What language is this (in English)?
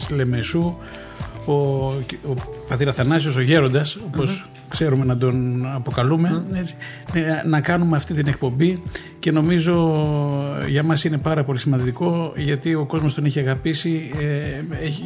Greek